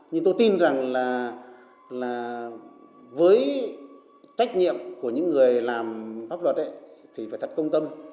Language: Vietnamese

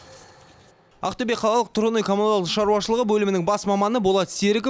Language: Kazakh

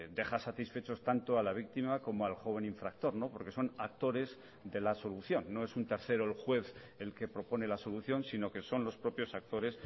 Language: Spanish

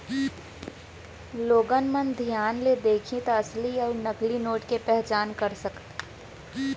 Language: Chhattisgarhi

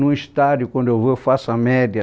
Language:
Portuguese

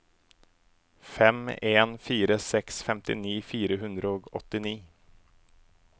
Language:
Norwegian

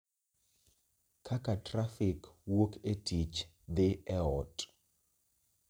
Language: Luo (Kenya and Tanzania)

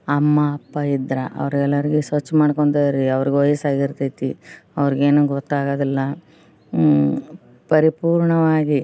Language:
Kannada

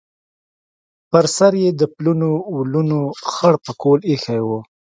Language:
Pashto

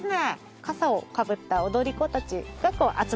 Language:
Japanese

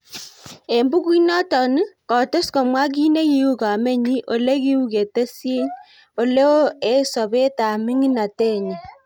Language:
Kalenjin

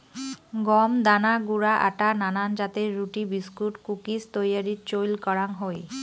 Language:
Bangla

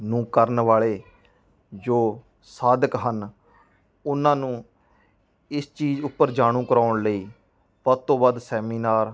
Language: Punjabi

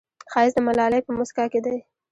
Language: Pashto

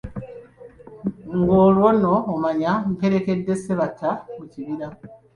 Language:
Ganda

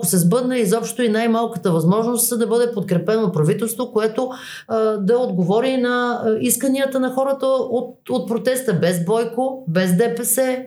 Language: Bulgarian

